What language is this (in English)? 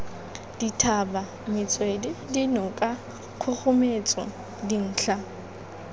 Tswana